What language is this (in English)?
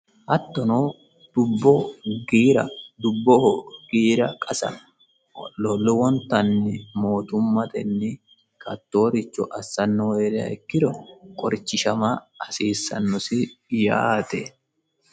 Sidamo